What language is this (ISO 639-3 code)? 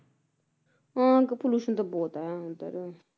pan